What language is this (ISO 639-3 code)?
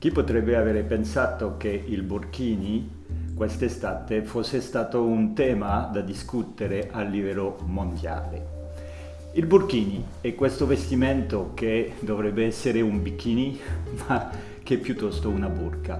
ita